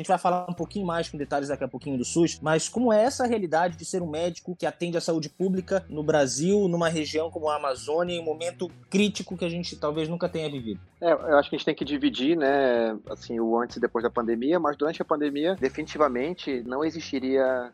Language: Portuguese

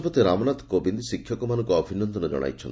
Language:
Odia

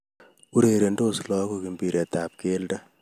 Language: Kalenjin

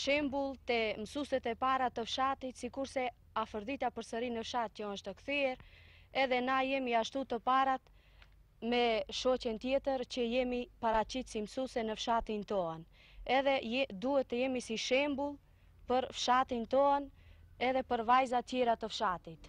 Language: Romanian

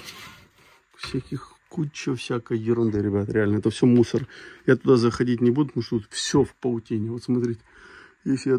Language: Russian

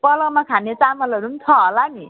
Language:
Nepali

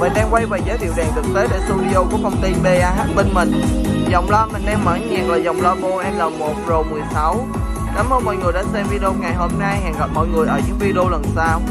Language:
Vietnamese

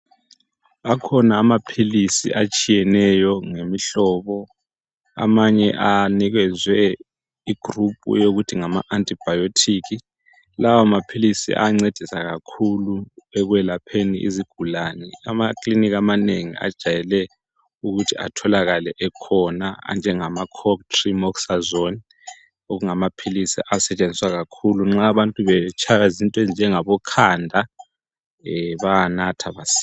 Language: North Ndebele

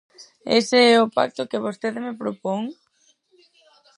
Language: Galician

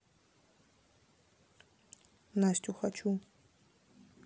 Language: Russian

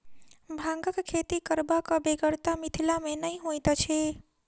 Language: Maithili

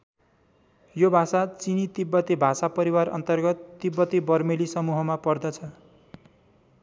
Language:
Nepali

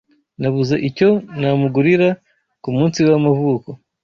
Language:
Kinyarwanda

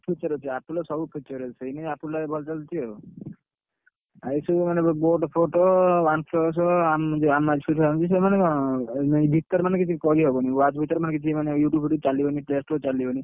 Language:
Odia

